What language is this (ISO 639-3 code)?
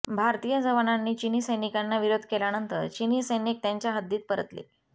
mar